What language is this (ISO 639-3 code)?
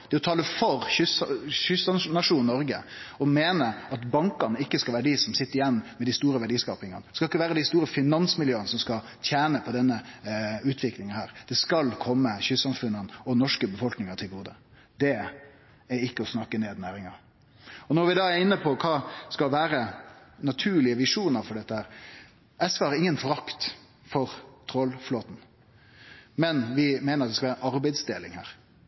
nno